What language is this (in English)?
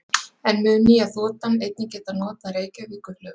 Icelandic